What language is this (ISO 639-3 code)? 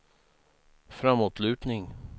swe